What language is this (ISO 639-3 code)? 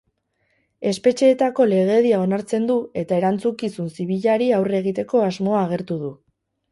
eus